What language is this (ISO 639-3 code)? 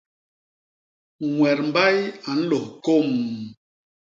bas